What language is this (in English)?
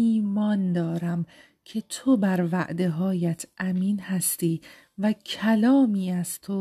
Persian